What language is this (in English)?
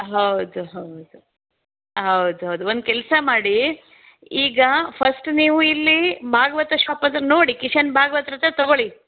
Kannada